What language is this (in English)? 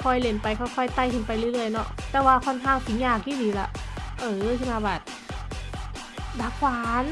Thai